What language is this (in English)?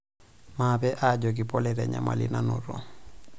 Masai